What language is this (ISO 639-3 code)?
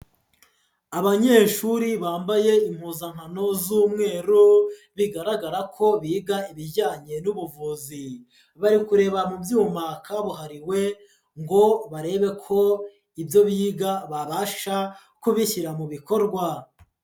kin